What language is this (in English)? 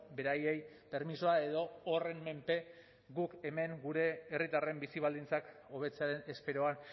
Basque